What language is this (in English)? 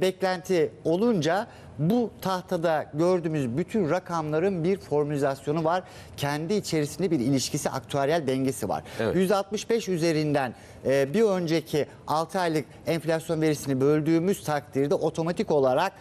Turkish